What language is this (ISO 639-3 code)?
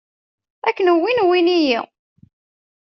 kab